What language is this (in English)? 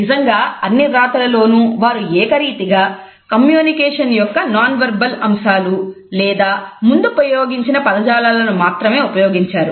Telugu